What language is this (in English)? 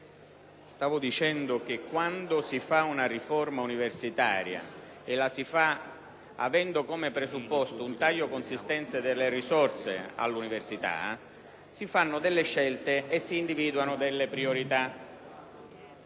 Italian